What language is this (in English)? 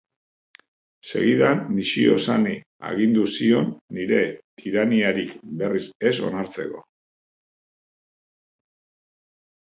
Basque